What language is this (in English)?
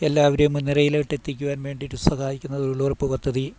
Malayalam